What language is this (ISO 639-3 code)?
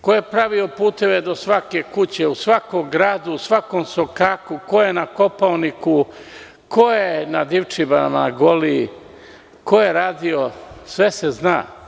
srp